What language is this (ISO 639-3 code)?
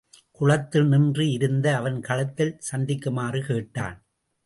tam